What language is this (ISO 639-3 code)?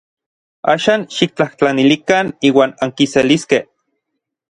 nlv